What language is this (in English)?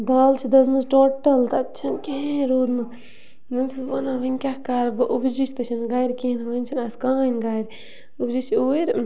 Kashmiri